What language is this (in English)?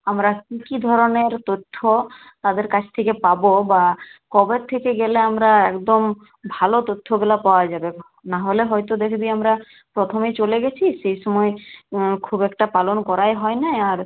Bangla